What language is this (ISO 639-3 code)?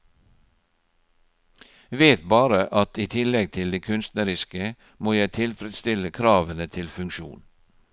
nor